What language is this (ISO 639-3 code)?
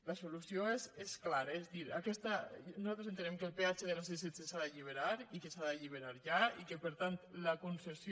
cat